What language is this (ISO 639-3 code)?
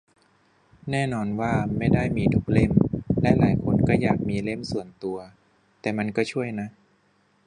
tha